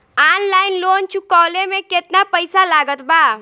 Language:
Bhojpuri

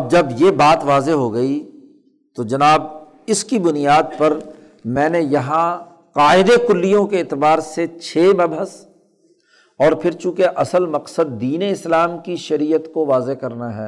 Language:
Urdu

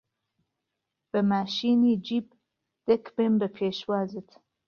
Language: Central Kurdish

